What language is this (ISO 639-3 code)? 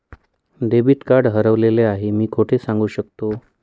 mar